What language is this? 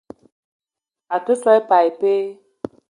Eton (Cameroon)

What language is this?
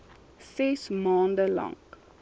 Afrikaans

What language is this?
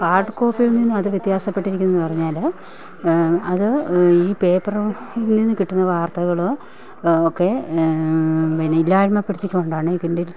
Malayalam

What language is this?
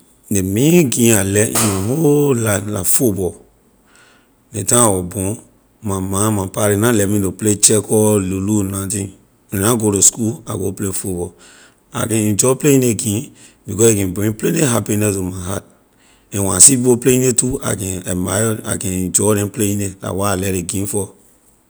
Liberian English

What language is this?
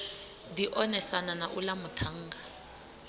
Venda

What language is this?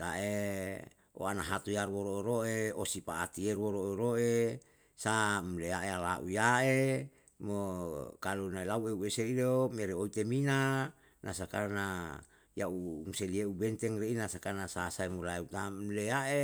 Yalahatan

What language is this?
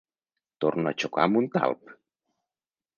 Catalan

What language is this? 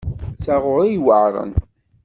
Kabyle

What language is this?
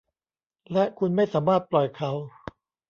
Thai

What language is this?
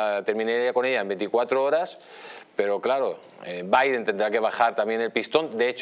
Spanish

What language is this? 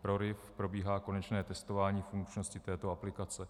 Czech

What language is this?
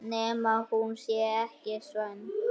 Icelandic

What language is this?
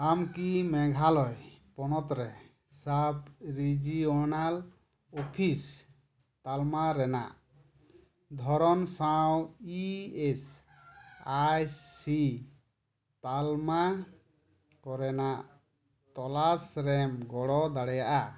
Santali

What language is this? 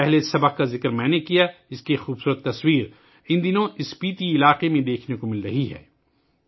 Urdu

